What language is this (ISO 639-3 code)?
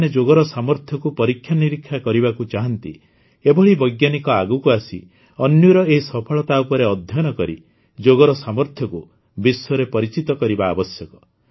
ori